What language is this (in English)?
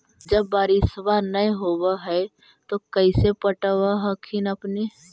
Magahi